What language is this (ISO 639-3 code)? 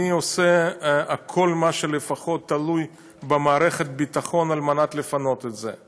heb